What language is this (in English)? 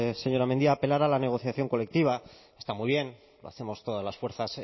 Spanish